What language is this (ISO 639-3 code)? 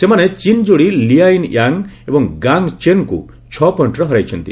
ori